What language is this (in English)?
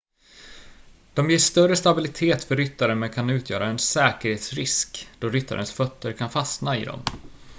Swedish